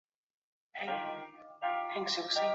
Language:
Chinese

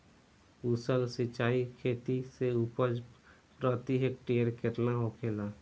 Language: Bhojpuri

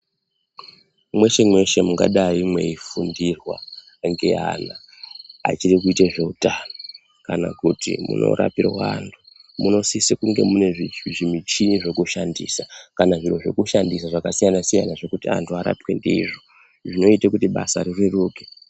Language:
Ndau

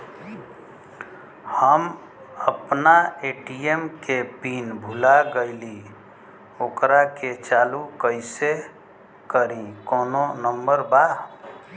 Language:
Bhojpuri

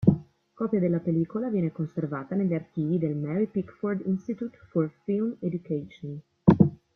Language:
Italian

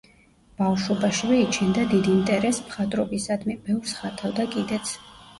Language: Georgian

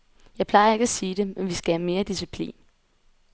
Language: Danish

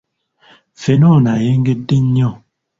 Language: Ganda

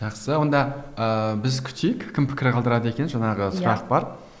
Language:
Kazakh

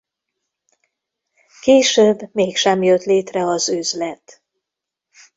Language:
Hungarian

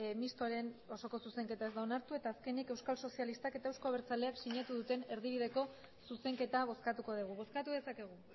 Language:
Basque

